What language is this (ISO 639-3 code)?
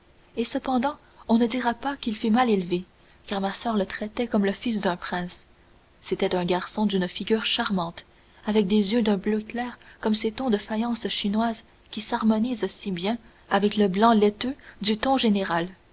fra